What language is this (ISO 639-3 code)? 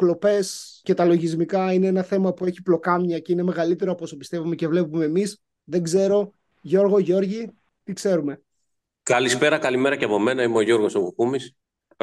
ell